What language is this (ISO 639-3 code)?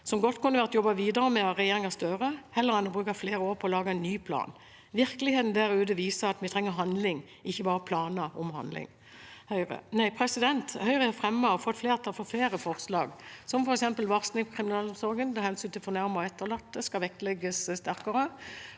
nor